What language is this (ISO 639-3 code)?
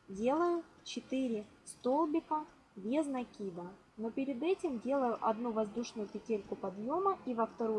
rus